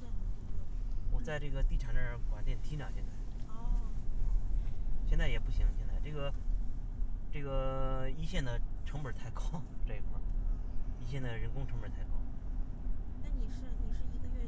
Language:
Chinese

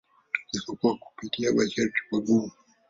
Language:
Swahili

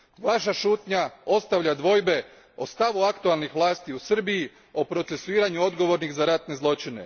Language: Croatian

